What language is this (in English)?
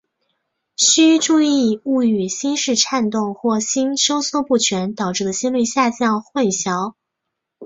Chinese